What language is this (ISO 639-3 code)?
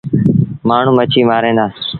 sbn